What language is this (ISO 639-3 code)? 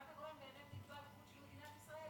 heb